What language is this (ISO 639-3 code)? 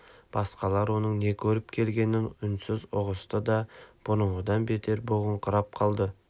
kaz